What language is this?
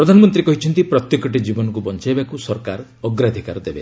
Odia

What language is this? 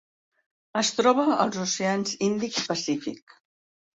Catalan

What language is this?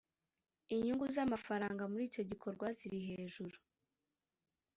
Kinyarwanda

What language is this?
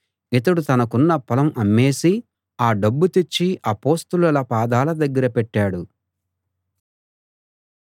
Telugu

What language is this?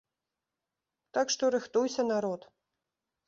Belarusian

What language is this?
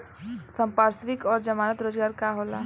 Bhojpuri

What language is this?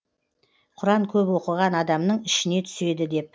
Kazakh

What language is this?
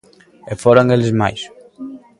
Galician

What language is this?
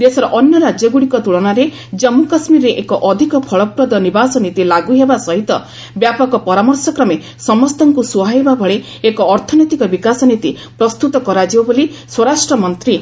Odia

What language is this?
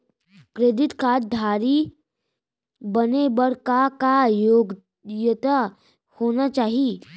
Chhattisgarhi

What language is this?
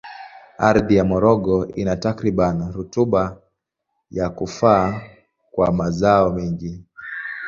Swahili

